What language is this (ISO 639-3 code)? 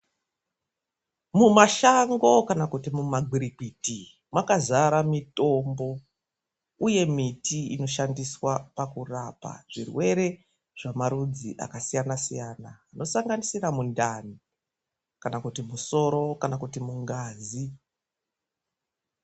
ndc